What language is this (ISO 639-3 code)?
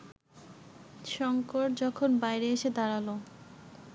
ben